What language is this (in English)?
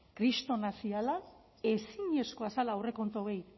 Basque